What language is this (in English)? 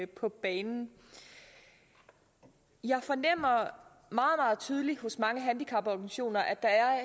Danish